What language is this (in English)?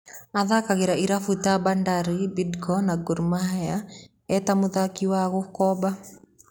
Kikuyu